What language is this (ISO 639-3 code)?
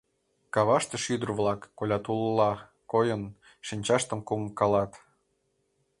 chm